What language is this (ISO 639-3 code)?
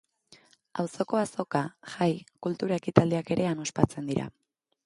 eus